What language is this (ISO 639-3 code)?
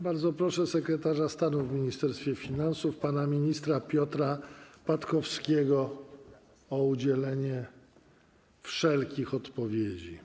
pol